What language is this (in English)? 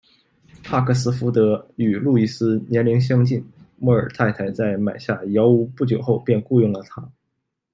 Chinese